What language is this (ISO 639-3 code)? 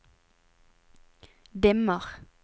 nor